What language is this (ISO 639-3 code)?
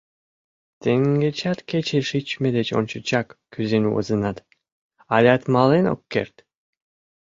chm